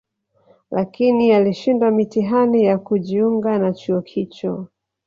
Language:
Swahili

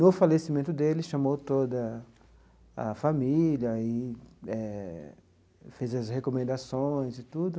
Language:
Portuguese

